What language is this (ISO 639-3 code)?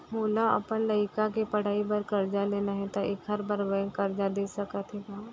hne